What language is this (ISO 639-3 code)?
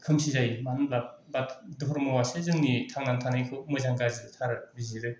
brx